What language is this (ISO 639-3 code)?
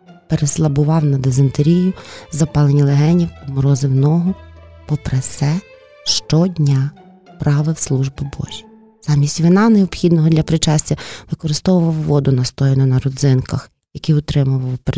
ukr